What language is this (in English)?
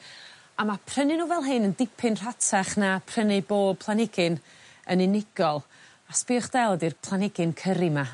Welsh